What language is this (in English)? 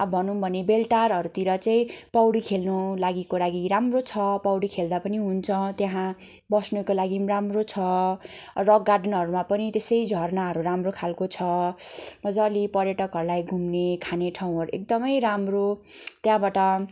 Nepali